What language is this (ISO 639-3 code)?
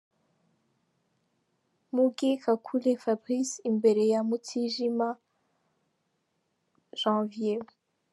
kin